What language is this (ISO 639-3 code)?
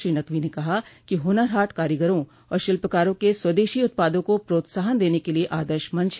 hin